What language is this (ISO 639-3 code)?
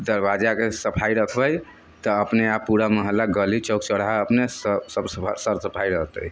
mai